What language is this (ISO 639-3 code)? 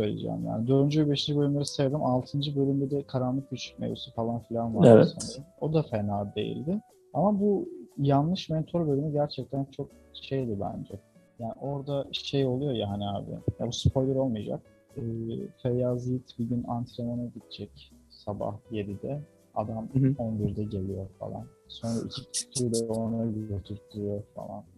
tur